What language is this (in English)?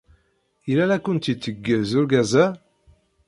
Kabyle